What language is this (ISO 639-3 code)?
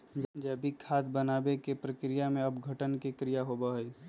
mag